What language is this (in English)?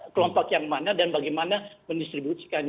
Indonesian